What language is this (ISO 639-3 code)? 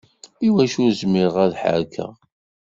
kab